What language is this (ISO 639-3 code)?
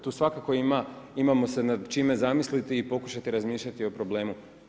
hrv